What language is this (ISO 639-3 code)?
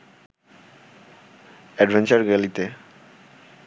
ben